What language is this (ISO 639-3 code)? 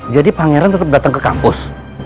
ind